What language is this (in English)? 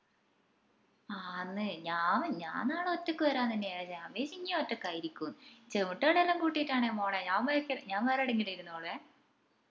Malayalam